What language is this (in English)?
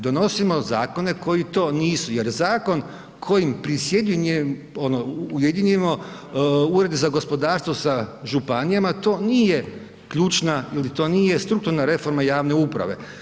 Croatian